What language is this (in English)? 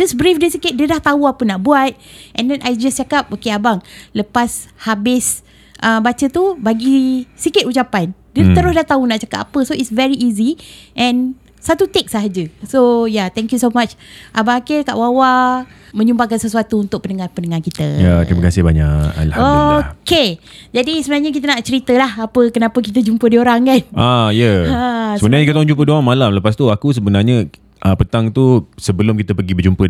Malay